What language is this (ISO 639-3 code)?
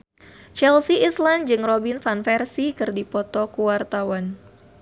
sun